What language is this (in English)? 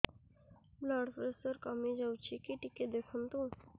Odia